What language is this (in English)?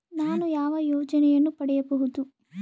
Kannada